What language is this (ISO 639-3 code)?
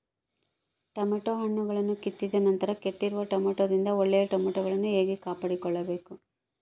kan